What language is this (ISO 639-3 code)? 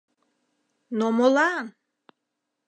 chm